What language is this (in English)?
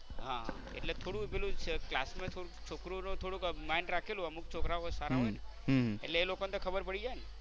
Gujarati